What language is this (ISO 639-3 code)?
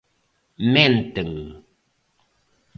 glg